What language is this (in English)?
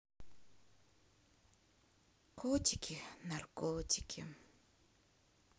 Russian